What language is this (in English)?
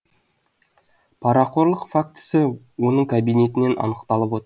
Kazakh